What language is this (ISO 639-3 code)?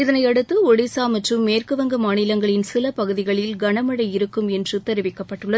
tam